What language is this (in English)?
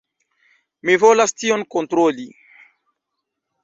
Esperanto